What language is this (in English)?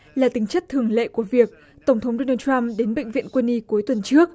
Vietnamese